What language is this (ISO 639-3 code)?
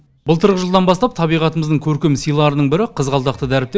kaz